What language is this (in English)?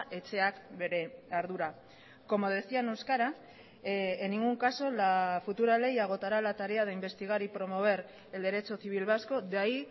Spanish